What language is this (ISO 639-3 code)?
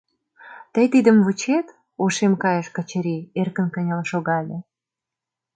chm